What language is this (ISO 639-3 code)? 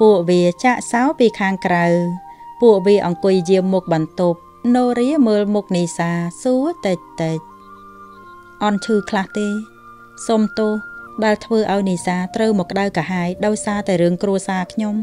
vie